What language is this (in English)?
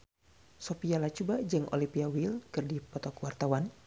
Sundanese